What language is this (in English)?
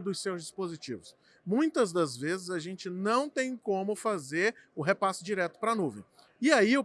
Portuguese